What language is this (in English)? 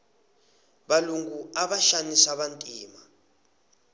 Tsonga